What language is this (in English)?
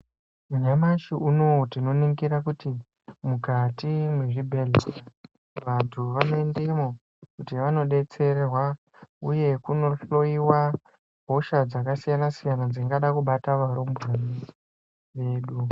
Ndau